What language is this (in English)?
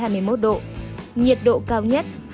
Vietnamese